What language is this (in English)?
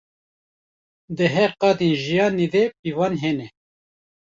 Kurdish